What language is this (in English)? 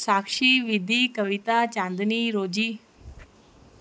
Sindhi